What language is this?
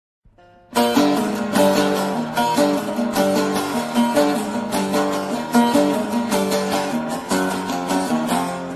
Turkish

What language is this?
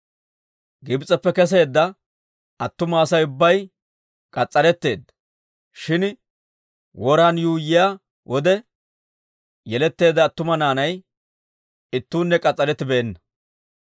Dawro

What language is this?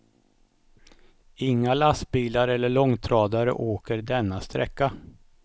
Swedish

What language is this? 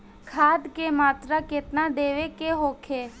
Bhojpuri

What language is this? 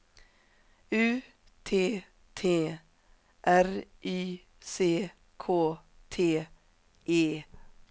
Swedish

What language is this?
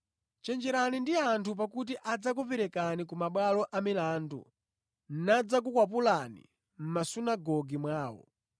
Nyanja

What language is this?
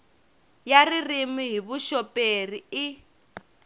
Tsonga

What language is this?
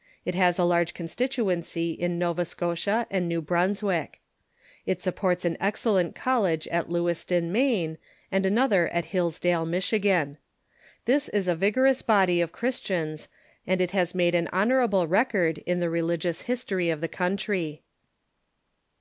English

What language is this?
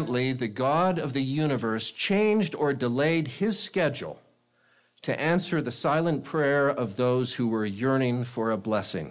English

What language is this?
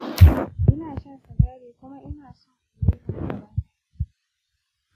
Hausa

